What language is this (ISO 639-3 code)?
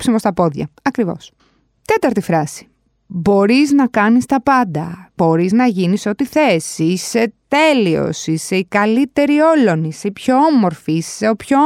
ell